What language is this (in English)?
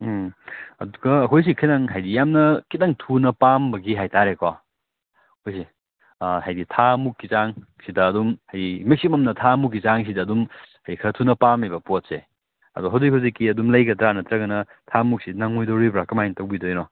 Manipuri